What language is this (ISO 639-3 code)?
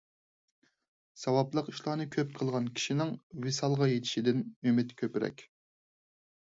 uig